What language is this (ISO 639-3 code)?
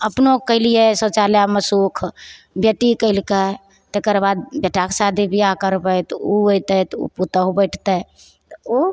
mai